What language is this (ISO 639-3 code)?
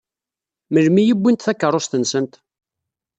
kab